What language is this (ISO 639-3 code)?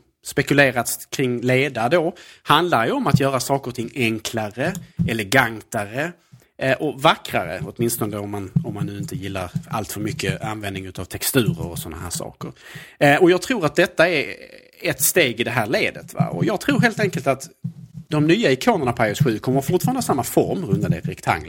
swe